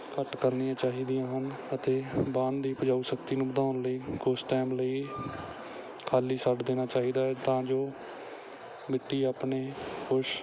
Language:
Punjabi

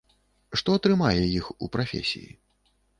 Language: Belarusian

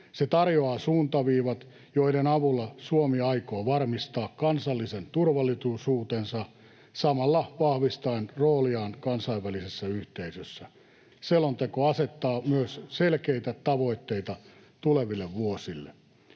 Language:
Finnish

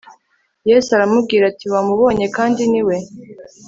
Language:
Kinyarwanda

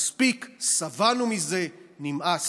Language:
Hebrew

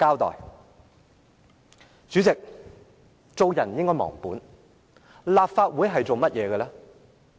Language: Cantonese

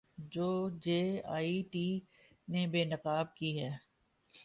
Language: Urdu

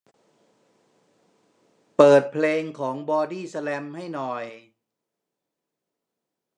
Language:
Thai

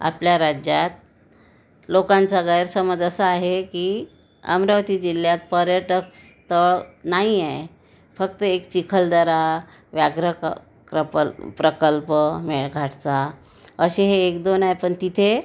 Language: Marathi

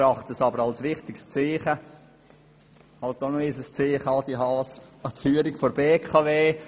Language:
Swiss German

